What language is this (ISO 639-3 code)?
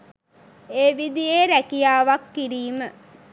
sin